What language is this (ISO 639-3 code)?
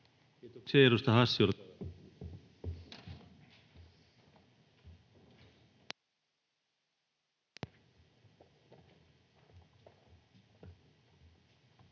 fin